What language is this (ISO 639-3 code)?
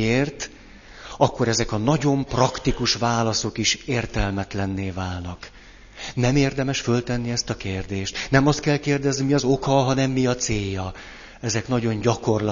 hun